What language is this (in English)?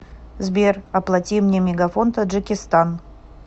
Russian